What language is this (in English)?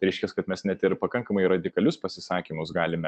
Lithuanian